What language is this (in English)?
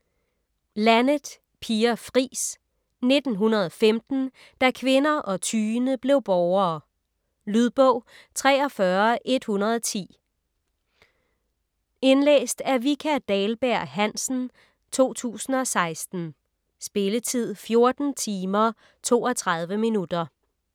Danish